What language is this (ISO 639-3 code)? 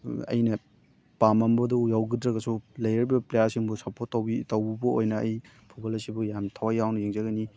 mni